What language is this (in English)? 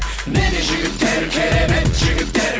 Kazakh